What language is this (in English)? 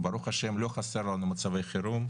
Hebrew